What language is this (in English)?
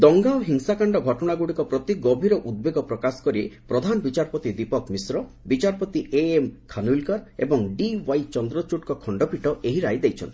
Odia